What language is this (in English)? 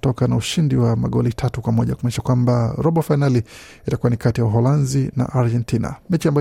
Swahili